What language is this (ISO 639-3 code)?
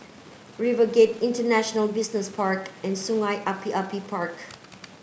eng